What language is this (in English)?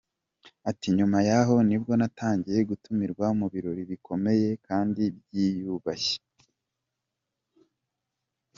Kinyarwanda